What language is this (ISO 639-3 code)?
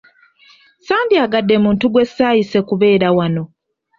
lug